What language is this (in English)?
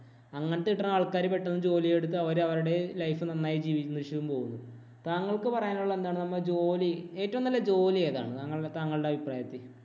Malayalam